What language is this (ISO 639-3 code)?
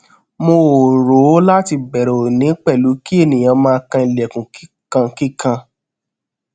yor